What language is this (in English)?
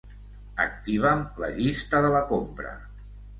Catalan